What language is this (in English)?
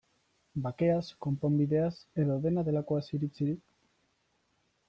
Basque